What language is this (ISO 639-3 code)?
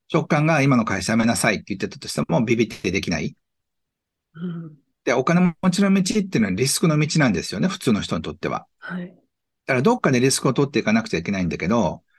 jpn